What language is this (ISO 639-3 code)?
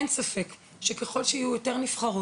heb